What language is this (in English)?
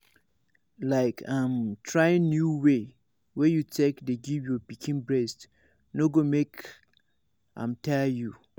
Nigerian Pidgin